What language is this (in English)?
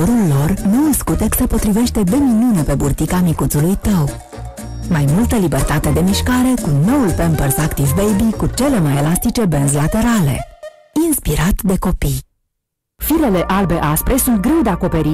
Romanian